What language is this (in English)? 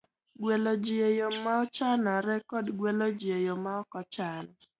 Luo (Kenya and Tanzania)